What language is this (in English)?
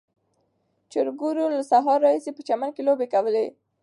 Pashto